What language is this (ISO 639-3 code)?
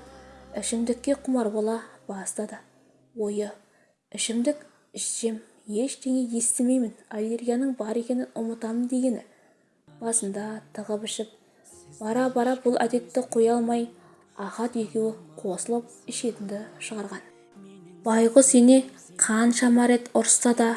tur